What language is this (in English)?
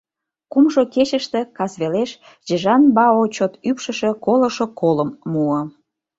Mari